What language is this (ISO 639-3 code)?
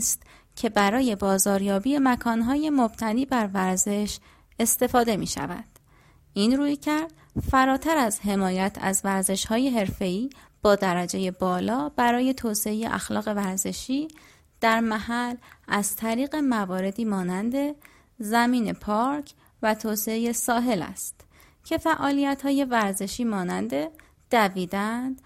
fas